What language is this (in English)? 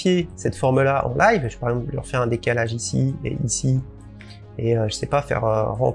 French